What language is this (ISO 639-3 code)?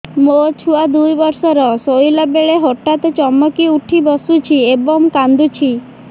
ori